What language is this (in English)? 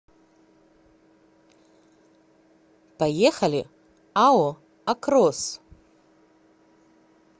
Russian